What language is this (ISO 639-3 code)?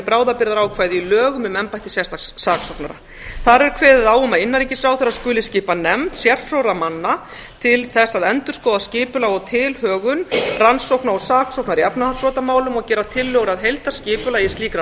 isl